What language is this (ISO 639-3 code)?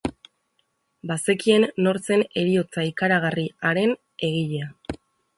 eus